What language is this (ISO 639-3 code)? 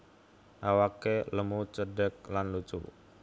jav